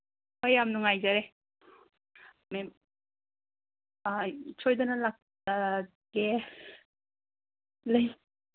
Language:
Manipuri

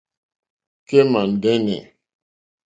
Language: Mokpwe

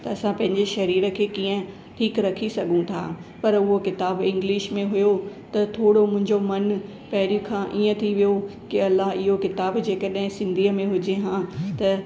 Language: Sindhi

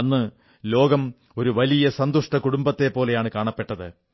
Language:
Malayalam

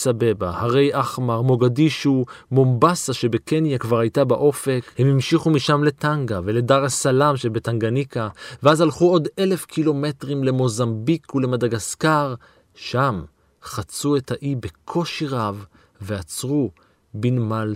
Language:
Hebrew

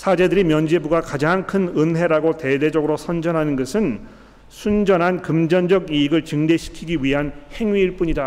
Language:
Korean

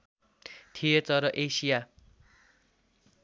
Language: Nepali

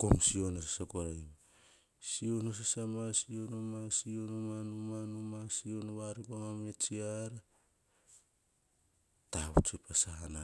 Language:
Hahon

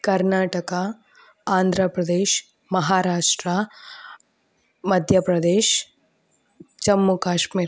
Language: Kannada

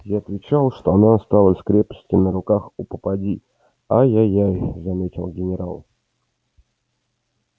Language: Russian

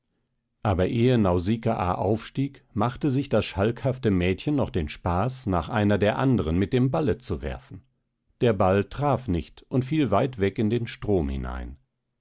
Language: German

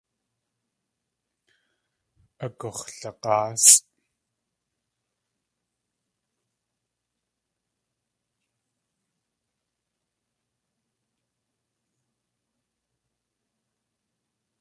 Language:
Tlingit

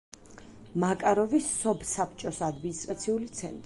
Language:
Georgian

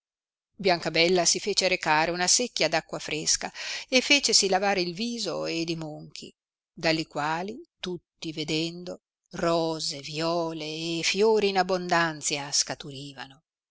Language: Italian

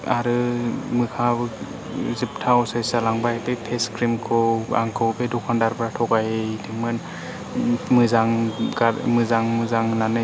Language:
Bodo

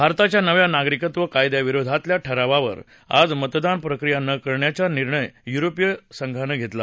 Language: Marathi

